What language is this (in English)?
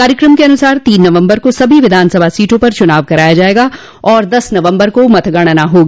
Hindi